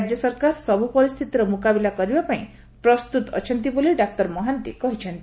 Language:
Odia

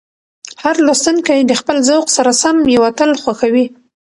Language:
Pashto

